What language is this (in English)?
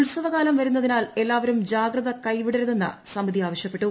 Malayalam